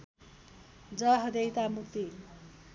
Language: Nepali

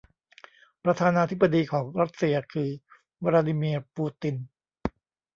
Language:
Thai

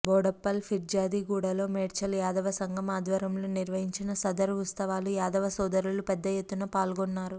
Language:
Telugu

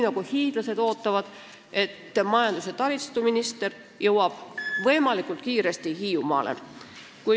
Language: Estonian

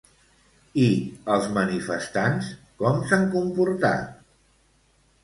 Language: Catalan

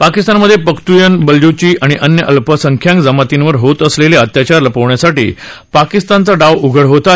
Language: Marathi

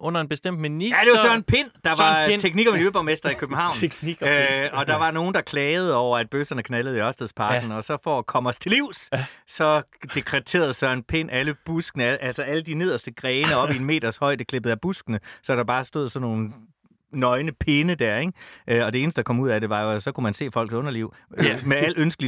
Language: Danish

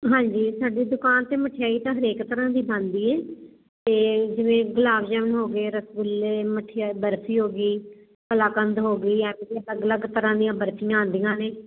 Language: Punjabi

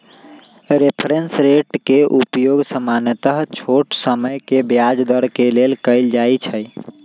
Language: Magahi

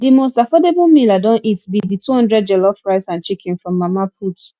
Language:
Nigerian Pidgin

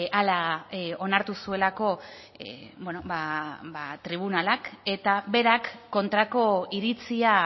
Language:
Basque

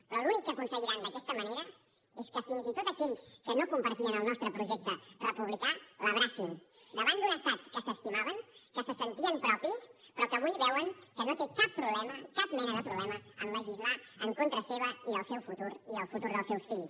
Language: Catalan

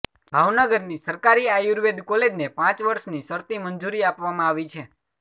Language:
Gujarati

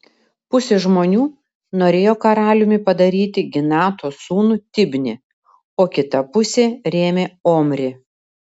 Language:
Lithuanian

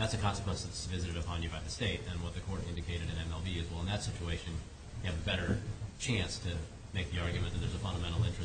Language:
English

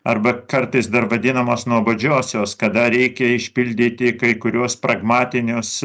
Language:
Lithuanian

